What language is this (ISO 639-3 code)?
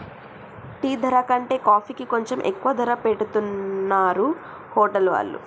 tel